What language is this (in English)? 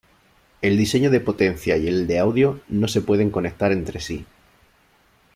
Spanish